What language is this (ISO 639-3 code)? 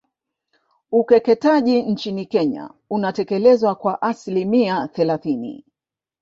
swa